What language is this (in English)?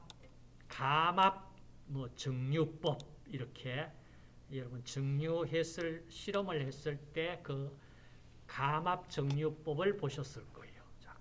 Korean